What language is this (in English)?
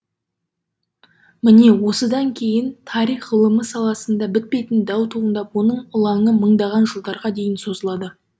Kazakh